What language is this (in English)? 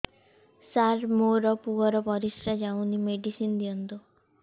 Odia